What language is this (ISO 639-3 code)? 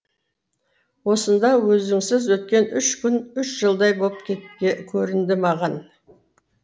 kaz